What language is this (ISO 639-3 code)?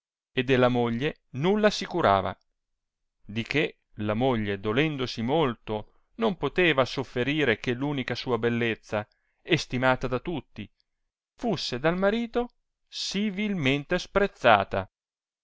ita